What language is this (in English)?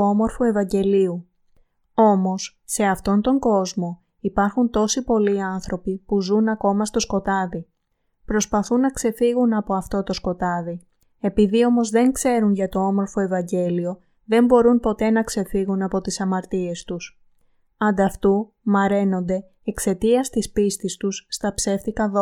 Greek